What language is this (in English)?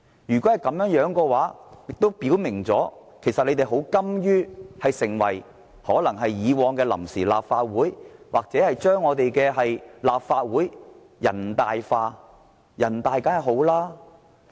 Cantonese